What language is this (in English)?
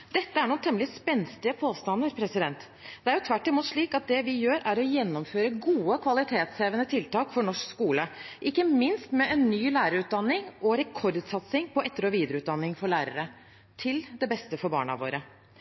Norwegian Bokmål